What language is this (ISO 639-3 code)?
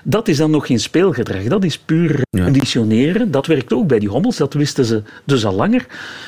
nld